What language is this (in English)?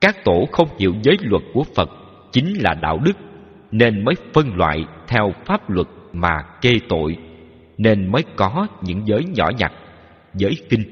Vietnamese